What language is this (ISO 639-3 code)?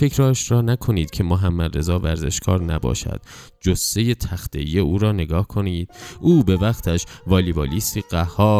fas